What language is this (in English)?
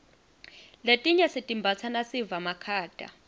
Swati